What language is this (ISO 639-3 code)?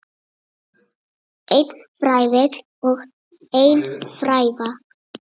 isl